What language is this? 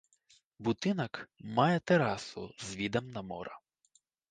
Belarusian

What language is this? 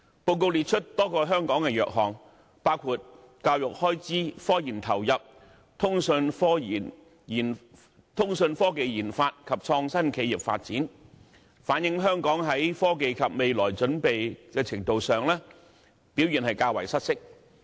Cantonese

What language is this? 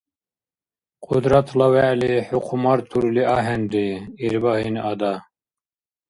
Dargwa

